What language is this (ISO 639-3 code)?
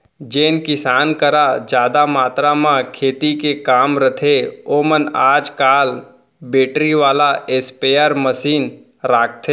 hne